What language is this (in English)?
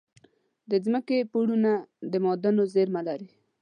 Pashto